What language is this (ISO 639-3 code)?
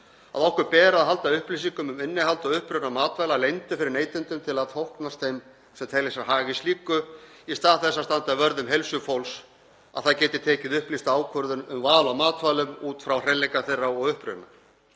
isl